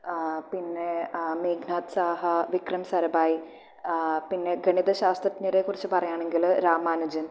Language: Malayalam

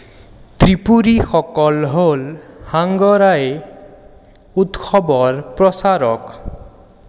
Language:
Assamese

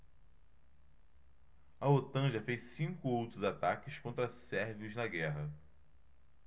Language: Portuguese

